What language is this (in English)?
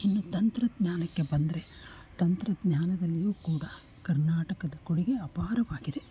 Kannada